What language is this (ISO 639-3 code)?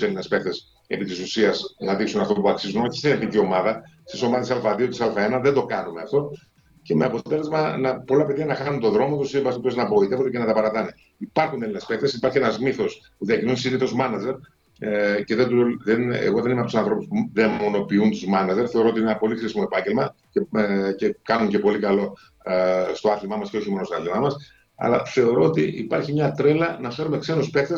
ell